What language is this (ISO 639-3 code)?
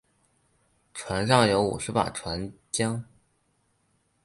zho